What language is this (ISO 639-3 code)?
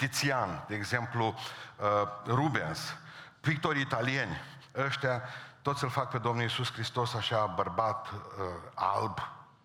ron